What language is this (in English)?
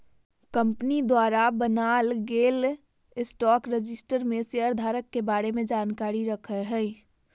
Magahi